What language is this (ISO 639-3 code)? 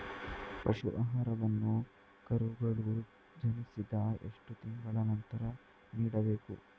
kan